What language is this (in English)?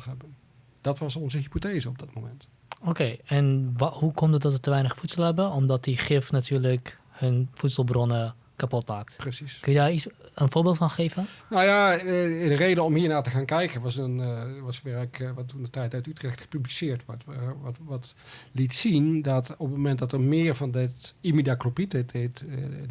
Dutch